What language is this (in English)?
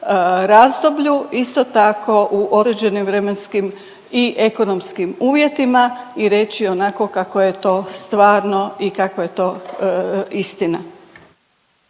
Croatian